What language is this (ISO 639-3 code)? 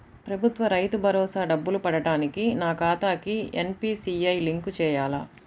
tel